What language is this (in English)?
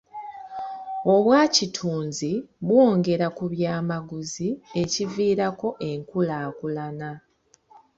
Ganda